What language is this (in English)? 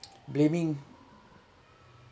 English